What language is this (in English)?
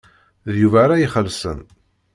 Kabyle